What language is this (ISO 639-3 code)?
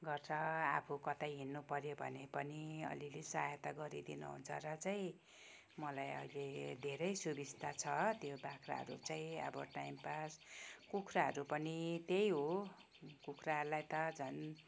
nep